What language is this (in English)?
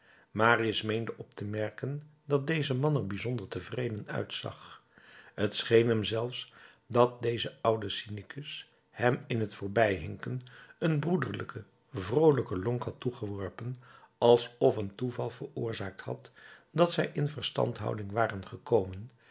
Dutch